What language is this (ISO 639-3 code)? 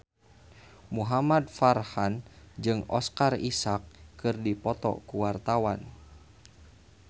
sun